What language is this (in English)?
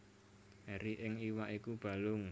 Javanese